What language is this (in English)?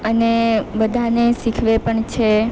Gujarati